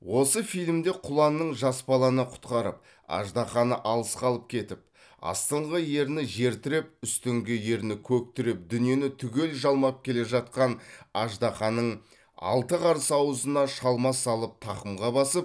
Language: Kazakh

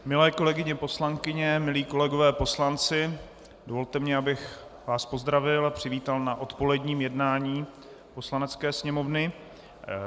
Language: Czech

